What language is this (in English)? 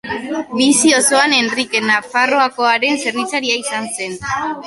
Basque